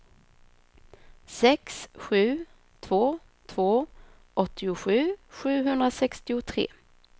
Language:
Swedish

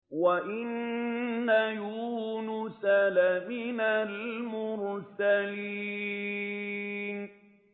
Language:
Arabic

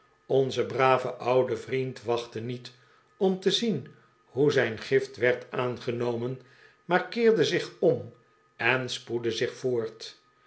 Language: Dutch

